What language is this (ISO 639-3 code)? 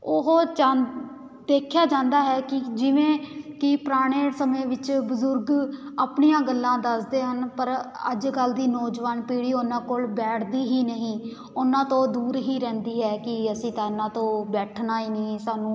pan